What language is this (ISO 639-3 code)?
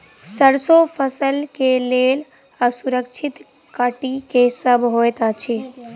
mai